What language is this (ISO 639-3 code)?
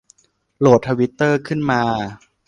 tha